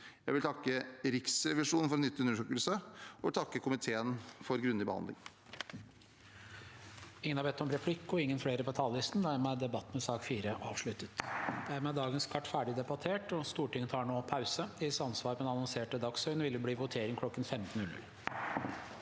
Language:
Norwegian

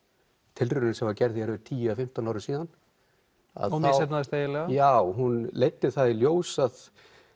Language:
Icelandic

